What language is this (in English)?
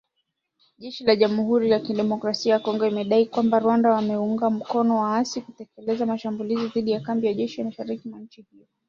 Swahili